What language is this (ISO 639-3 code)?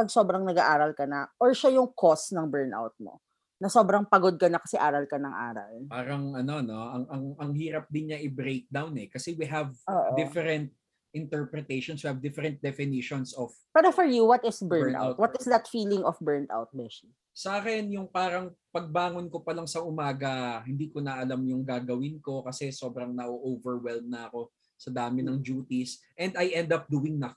fil